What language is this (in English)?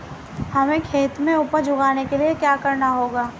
Hindi